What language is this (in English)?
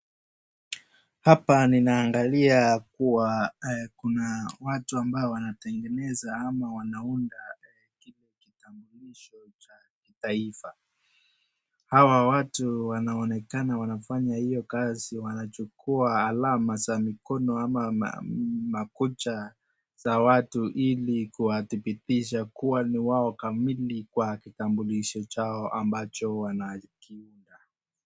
Swahili